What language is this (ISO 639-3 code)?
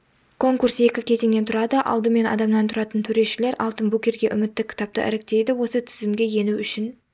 kaz